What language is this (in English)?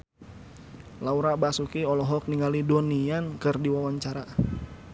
Sundanese